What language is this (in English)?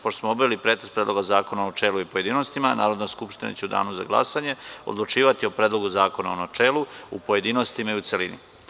Serbian